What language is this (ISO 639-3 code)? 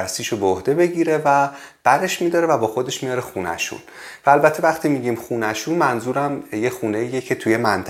fas